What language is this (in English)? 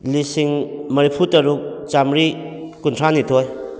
Manipuri